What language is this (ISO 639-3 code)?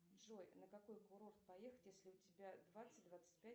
rus